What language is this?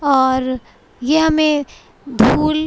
Urdu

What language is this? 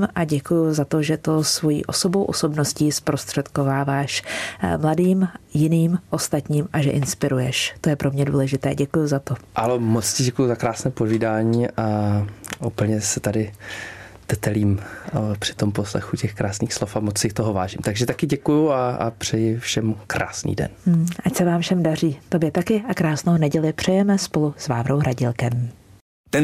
Czech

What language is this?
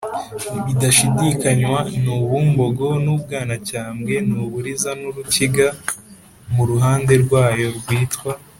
Kinyarwanda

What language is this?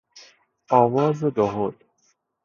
Persian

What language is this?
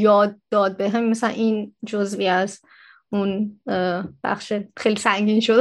Persian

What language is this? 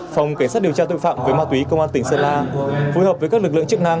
Vietnamese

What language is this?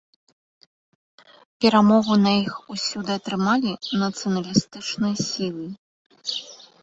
Belarusian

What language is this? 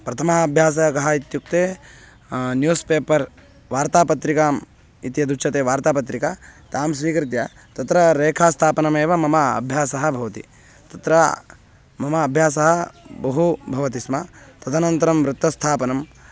Sanskrit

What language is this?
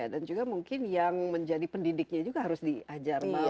Indonesian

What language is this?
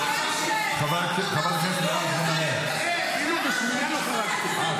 Hebrew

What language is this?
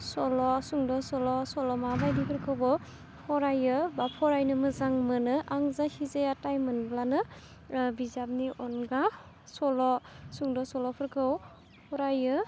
Bodo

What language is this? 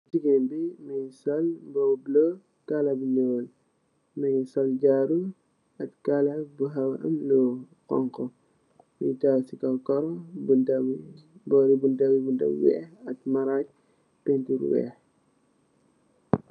Wolof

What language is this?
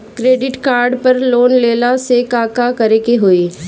Bhojpuri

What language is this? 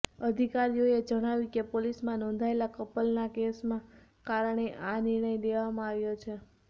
Gujarati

